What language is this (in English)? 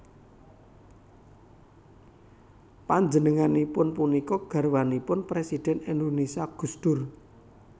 Javanese